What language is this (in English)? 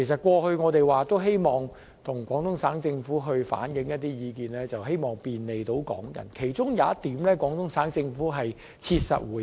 Cantonese